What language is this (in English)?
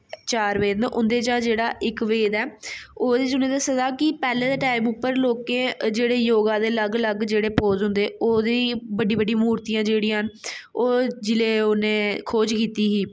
Dogri